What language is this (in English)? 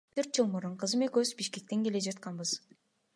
Kyrgyz